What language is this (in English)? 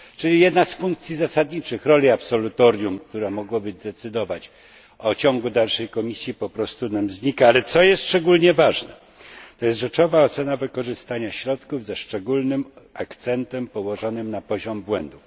Polish